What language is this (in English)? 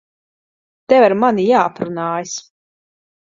Latvian